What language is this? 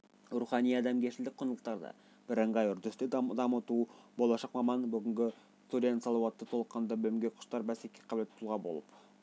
Kazakh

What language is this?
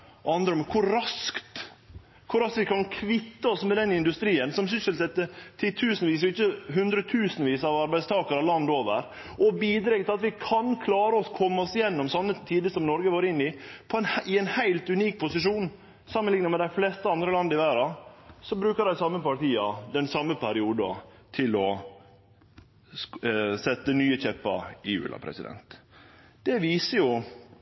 Norwegian Nynorsk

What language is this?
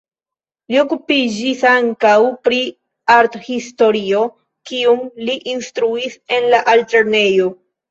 Esperanto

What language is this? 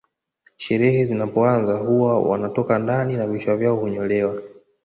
Swahili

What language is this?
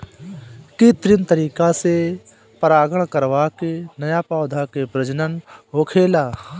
Bhojpuri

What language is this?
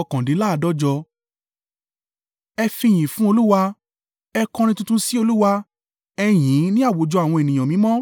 Yoruba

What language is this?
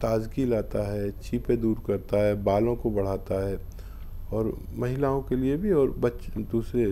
Hindi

